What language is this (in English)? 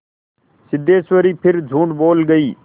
Hindi